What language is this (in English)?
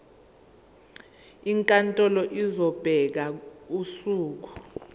Zulu